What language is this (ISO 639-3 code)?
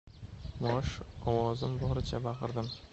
uzb